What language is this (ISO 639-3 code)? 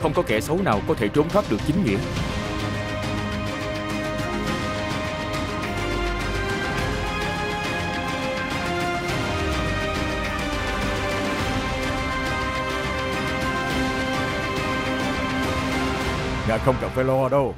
vie